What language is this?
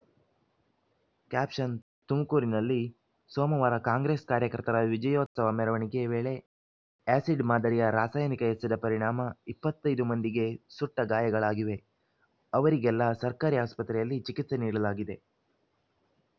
Kannada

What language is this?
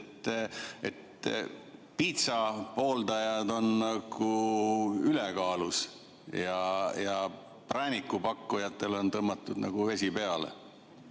Estonian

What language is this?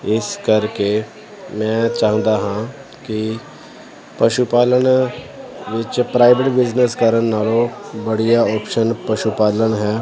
Punjabi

